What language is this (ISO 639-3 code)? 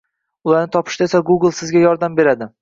uzb